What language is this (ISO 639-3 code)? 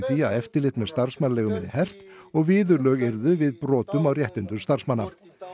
isl